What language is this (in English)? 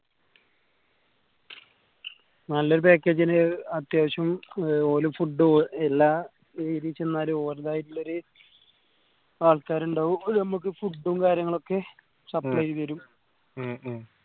Malayalam